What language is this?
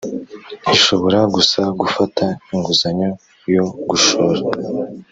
Kinyarwanda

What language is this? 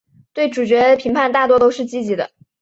Chinese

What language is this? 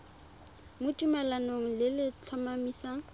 Tswana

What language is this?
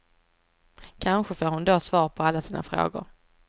Swedish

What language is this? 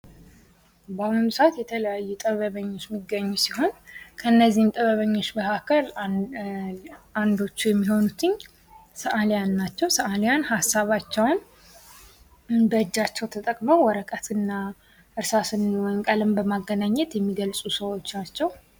Amharic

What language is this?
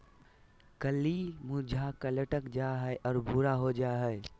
Magahi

